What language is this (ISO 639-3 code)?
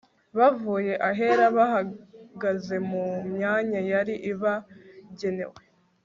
kin